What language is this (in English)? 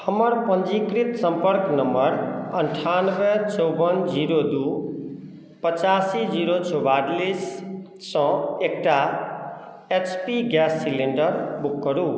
Maithili